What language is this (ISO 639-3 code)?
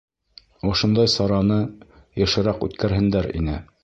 bak